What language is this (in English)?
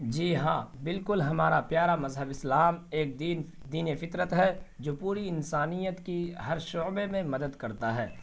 Urdu